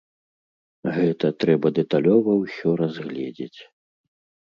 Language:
Belarusian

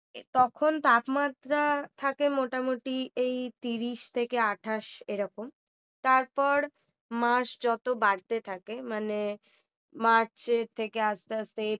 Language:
Bangla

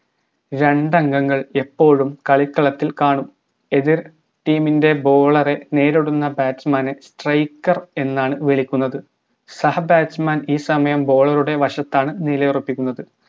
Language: Malayalam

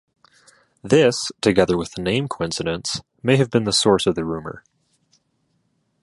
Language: English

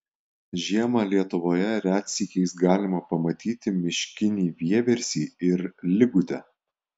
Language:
Lithuanian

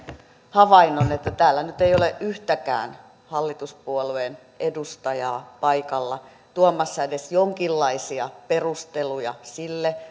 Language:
Finnish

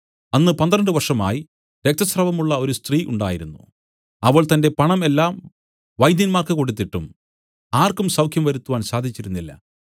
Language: Malayalam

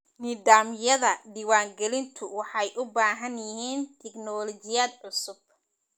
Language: Somali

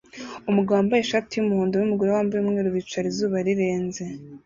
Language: Kinyarwanda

